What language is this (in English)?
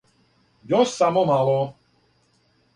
Serbian